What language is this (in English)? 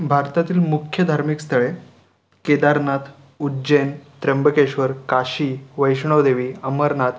Marathi